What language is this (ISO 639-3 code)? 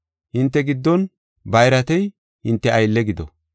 gof